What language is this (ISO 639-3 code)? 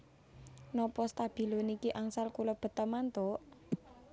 jav